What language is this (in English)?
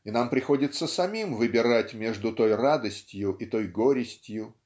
Russian